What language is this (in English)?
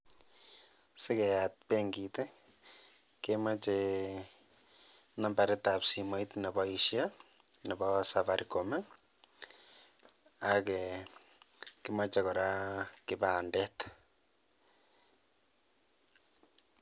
Kalenjin